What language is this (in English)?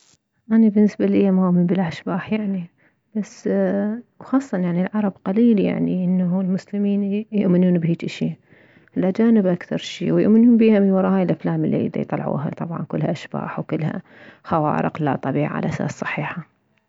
Mesopotamian Arabic